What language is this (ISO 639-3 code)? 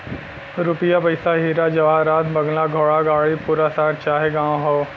bho